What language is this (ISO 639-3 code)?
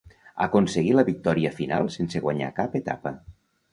cat